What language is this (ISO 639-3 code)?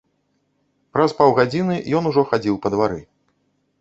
bel